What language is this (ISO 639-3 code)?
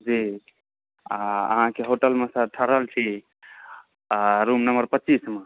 mai